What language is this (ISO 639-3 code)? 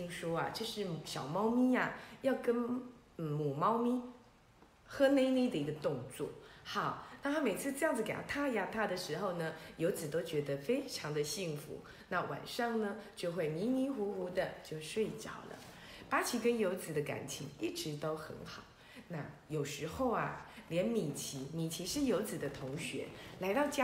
zho